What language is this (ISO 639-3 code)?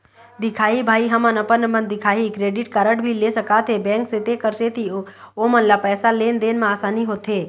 hne